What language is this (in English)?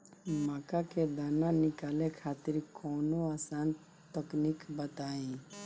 Bhojpuri